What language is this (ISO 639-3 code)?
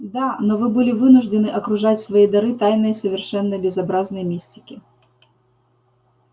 rus